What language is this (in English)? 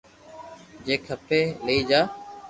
Loarki